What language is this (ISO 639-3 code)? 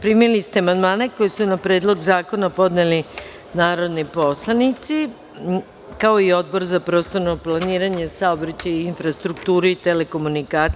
srp